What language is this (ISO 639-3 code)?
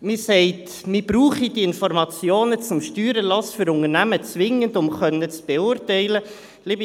gsw